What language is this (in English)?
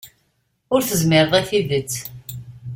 Kabyle